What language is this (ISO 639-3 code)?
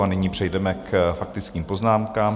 ces